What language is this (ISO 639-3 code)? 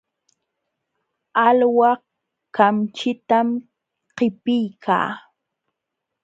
qxw